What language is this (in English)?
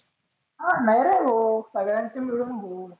Marathi